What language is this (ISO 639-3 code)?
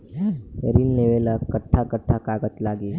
bho